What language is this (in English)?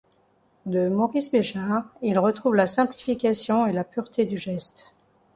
French